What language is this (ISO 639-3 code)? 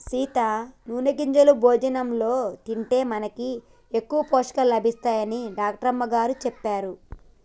tel